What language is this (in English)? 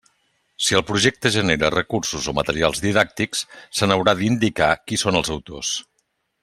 Catalan